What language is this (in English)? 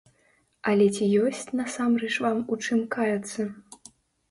Belarusian